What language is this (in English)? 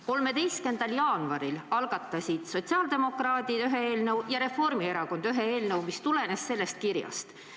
Estonian